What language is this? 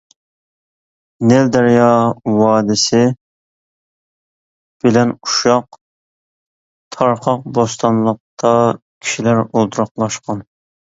Uyghur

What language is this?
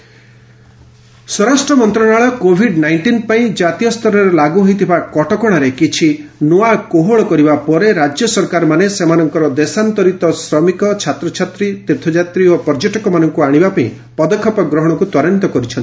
Odia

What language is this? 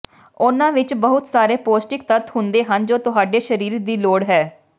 Punjabi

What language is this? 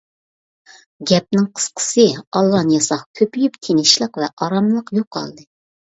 Uyghur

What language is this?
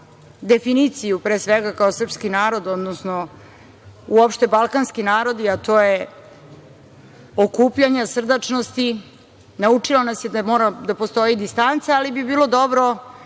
Serbian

